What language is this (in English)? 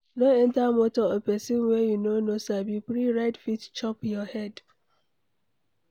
Nigerian Pidgin